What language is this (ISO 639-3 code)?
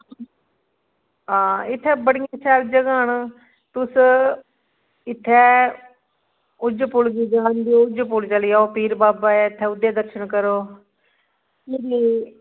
doi